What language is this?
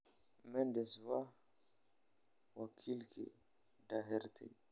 Somali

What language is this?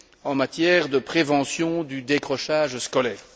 French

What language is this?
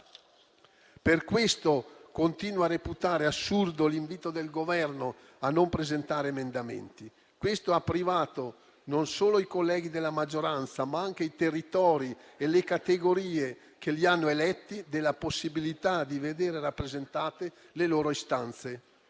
Italian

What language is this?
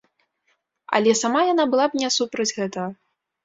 Belarusian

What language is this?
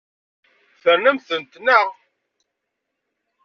Kabyle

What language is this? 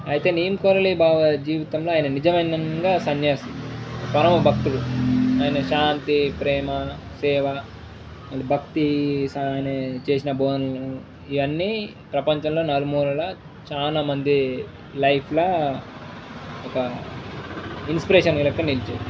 Telugu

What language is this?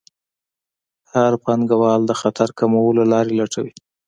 Pashto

